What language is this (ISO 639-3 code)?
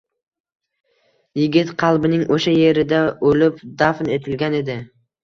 uzb